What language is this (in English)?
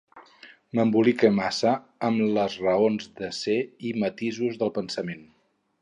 Catalan